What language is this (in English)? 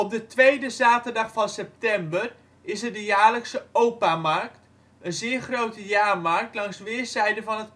Dutch